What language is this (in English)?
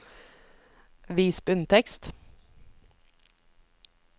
Norwegian